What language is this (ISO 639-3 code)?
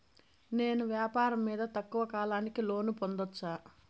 tel